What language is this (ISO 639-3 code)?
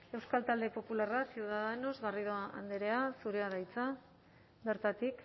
eus